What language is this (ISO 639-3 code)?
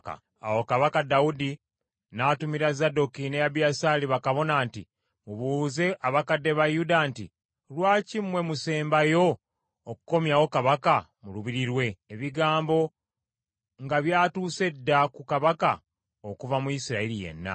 lug